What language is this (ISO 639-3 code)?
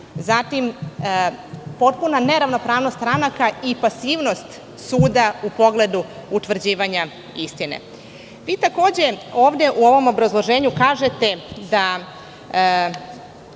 srp